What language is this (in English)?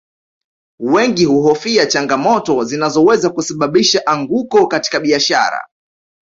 Swahili